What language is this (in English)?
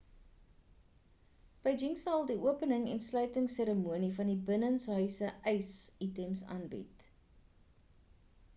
Afrikaans